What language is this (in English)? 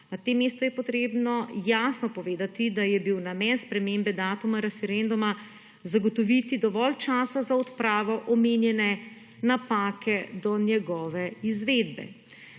Slovenian